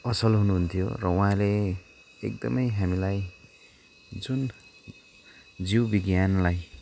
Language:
Nepali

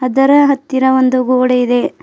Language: Kannada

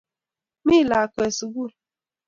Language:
Kalenjin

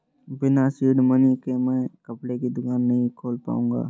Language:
Hindi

